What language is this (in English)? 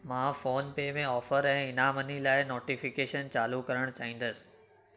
Sindhi